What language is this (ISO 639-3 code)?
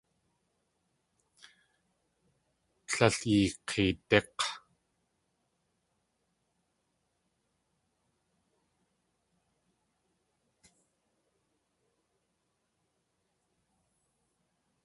tli